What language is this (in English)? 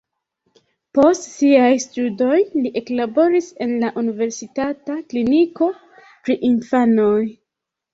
Esperanto